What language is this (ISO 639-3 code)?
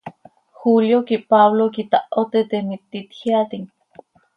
sei